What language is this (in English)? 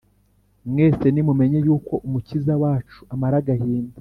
Kinyarwanda